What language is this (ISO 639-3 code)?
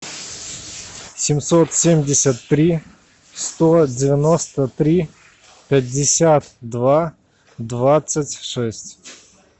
rus